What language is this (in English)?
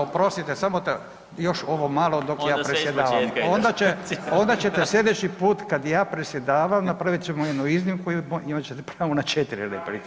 Croatian